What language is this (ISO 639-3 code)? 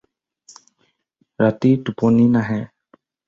asm